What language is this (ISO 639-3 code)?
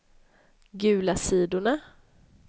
swe